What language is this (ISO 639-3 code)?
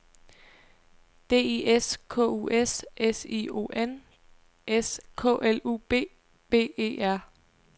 dan